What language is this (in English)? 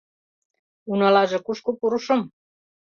Mari